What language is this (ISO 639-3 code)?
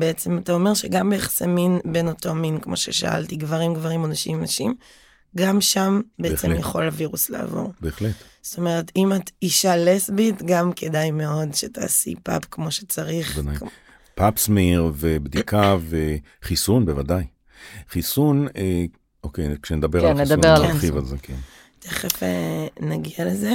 heb